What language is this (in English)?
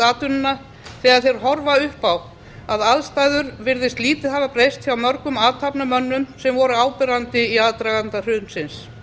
Icelandic